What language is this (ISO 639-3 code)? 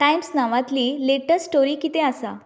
kok